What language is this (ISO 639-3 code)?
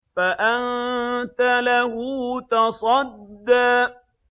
ara